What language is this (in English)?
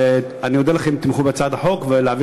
Hebrew